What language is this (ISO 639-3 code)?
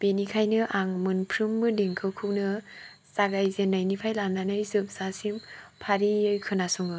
brx